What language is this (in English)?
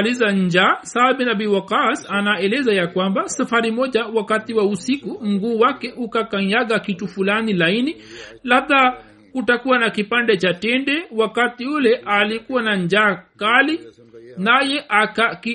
Swahili